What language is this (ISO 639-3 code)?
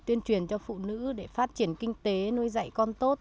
vie